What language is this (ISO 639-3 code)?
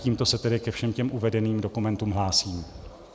ces